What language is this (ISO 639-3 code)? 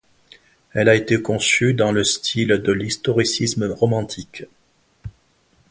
fra